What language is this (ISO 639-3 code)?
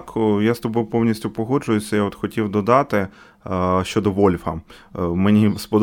ukr